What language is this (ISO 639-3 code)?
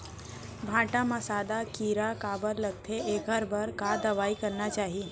hne